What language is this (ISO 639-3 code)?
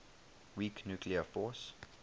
eng